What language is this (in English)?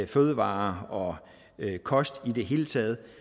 Danish